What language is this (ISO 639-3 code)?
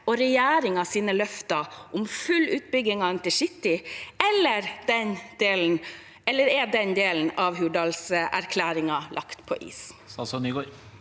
nor